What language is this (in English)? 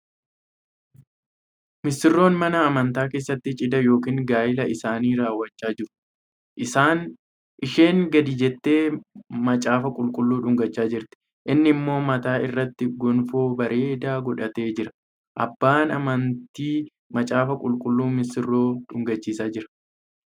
Oromo